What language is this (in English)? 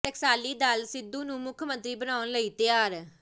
Punjabi